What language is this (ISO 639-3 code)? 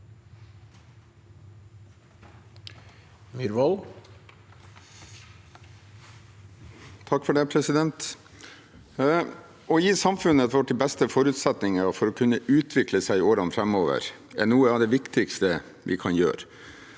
nor